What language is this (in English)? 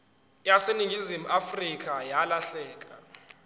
Zulu